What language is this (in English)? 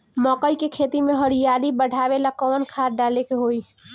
Bhojpuri